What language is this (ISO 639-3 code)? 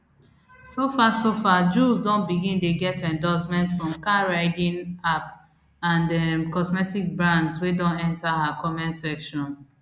pcm